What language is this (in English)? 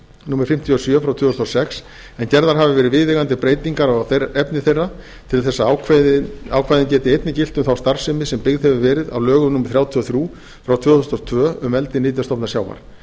Icelandic